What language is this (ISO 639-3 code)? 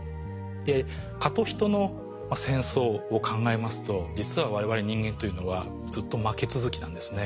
jpn